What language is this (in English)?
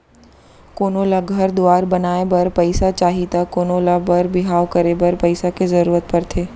Chhattisgarhi